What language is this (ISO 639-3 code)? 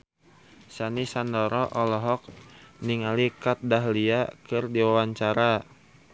sun